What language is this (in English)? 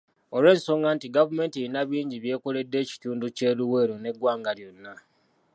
Ganda